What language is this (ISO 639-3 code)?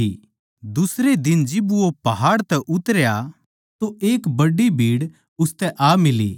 bgc